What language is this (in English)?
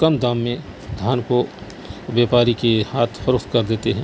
Urdu